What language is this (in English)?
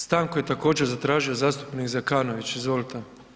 Croatian